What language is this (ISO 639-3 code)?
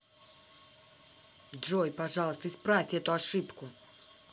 rus